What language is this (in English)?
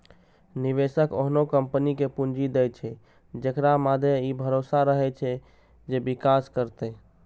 Maithili